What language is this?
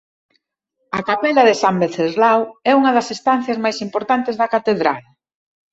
Galician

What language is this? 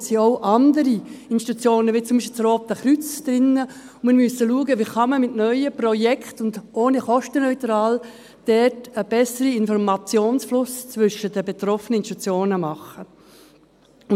Swiss German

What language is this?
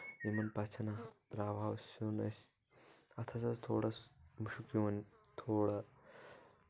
Kashmiri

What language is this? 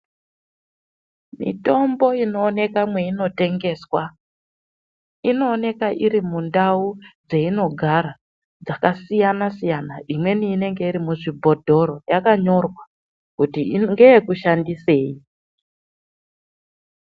Ndau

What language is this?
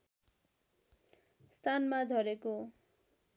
Nepali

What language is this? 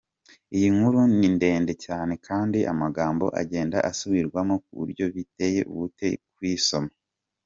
Kinyarwanda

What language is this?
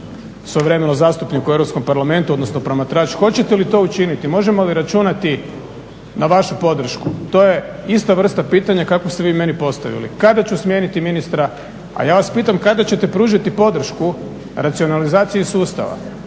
Croatian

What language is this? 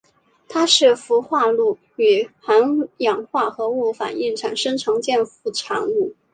Chinese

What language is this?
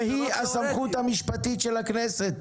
Hebrew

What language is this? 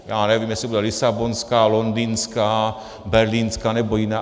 Czech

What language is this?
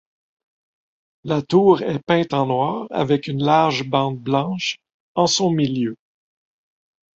French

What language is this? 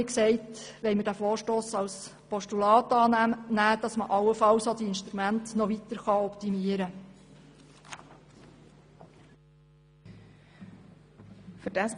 Swiss German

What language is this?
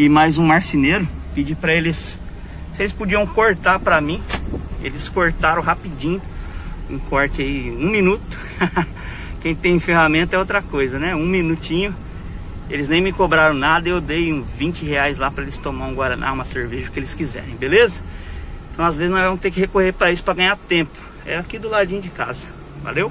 Portuguese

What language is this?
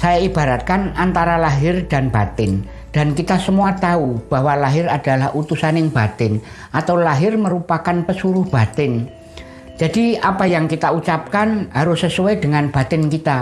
Indonesian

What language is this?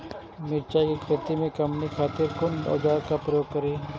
Maithili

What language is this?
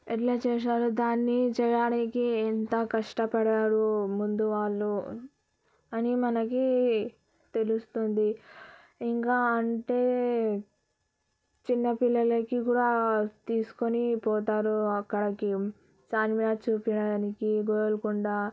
Telugu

